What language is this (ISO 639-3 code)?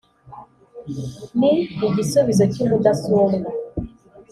kin